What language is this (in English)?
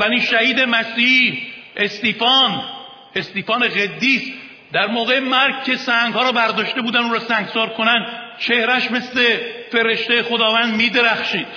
Persian